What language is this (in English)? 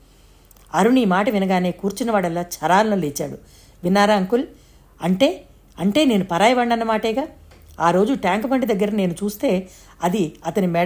Telugu